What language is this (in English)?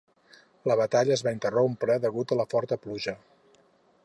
Catalan